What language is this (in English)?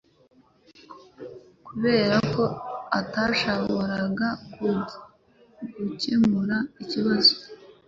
Kinyarwanda